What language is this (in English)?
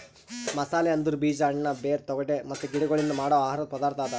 Kannada